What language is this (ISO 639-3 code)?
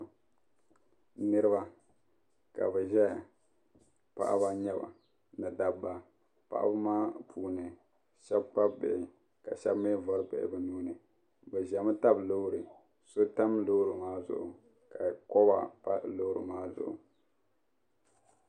dag